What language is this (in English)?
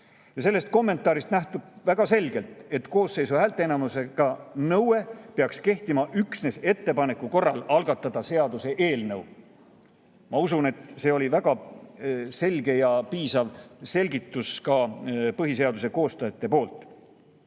Estonian